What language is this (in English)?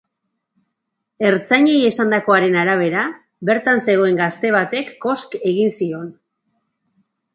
Basque